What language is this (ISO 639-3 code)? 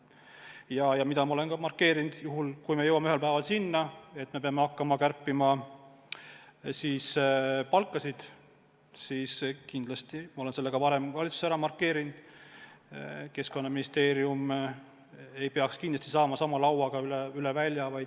est